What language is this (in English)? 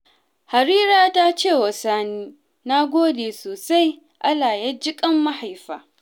Hausa